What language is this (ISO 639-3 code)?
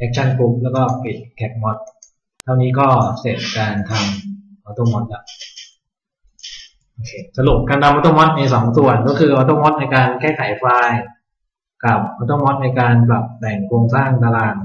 tha